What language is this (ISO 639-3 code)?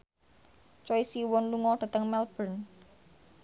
jav